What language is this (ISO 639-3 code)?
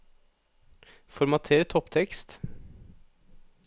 nor